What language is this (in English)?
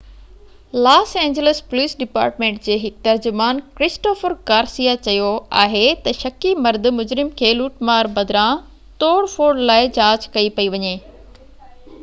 Sindhi